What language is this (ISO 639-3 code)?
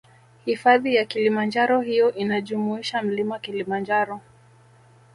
swa